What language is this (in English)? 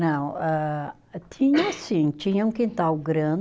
Portuguese